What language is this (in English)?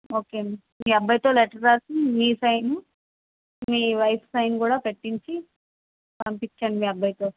Telugu